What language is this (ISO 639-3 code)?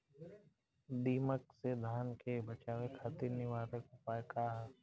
bho